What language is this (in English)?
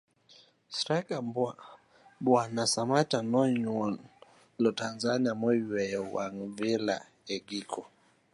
Luo (Kenya and Tanzania)